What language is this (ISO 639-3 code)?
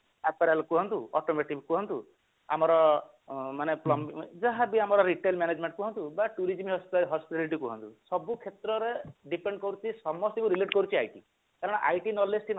ori